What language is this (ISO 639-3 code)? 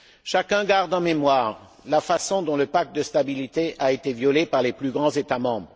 fra